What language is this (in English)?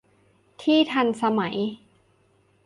Thai